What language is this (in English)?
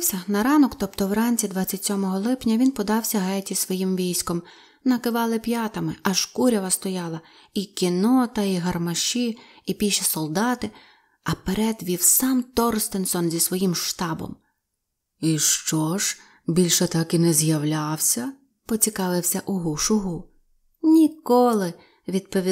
Ukrainian